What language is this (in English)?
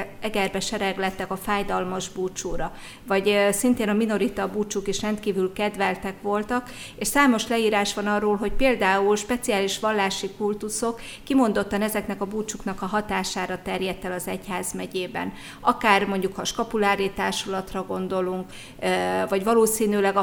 Hungarian